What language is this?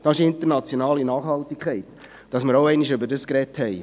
Swiss German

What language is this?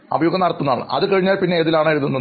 Malayalam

